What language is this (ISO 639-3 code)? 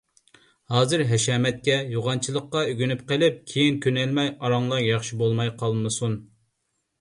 uig